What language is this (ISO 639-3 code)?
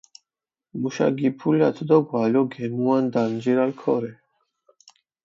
xmf